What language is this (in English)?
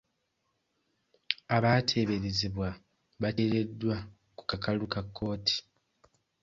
Ganda